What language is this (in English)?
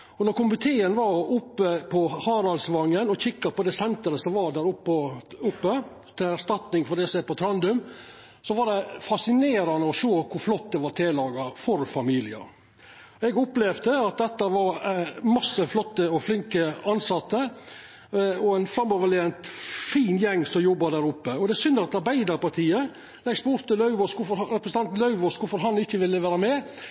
Norwegian Nynorsk